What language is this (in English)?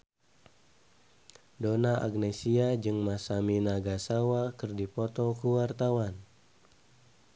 Sundanese